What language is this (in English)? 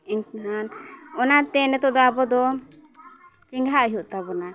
Santali